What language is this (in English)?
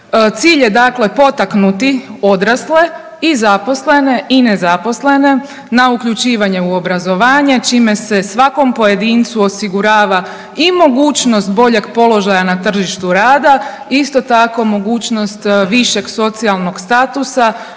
Croatian